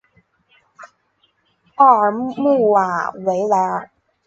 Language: Chinese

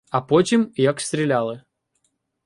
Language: Ukrainian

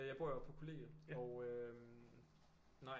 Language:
Danish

